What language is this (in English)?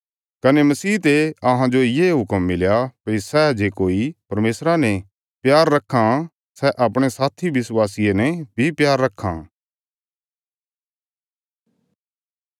Bilaspuri